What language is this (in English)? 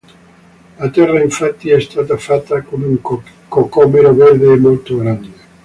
Italian